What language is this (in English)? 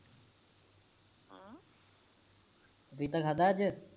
Punjabi